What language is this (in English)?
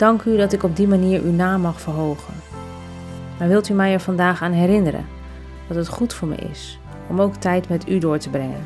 Dutch